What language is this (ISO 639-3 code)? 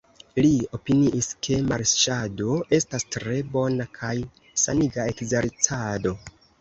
epo